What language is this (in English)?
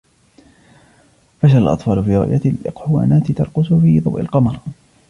Arabic